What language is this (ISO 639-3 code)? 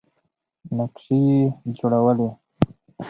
pus